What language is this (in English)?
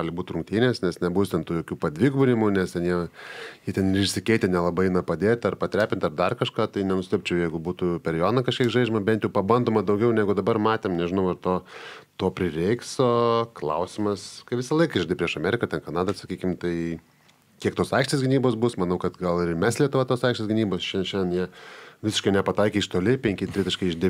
Lithuanian